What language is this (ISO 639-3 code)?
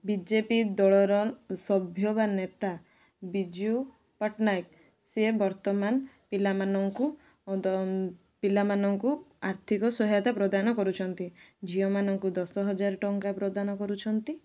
ori